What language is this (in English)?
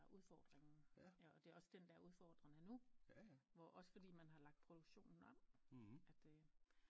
Danish